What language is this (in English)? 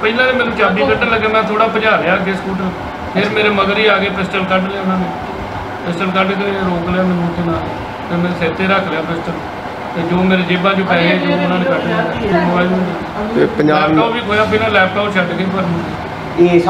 Hindi